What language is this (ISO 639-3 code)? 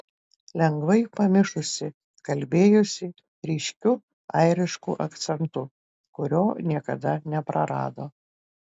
lit